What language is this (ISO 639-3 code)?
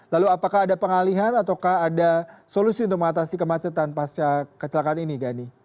ind